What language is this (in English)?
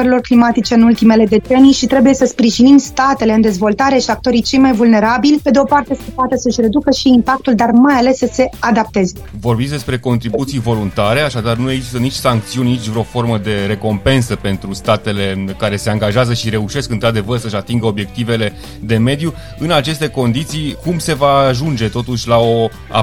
Romanian